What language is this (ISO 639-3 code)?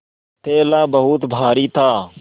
hin